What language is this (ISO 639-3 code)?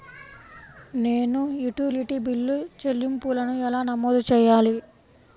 tel